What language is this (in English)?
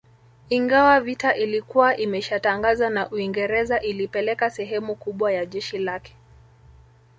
Swahili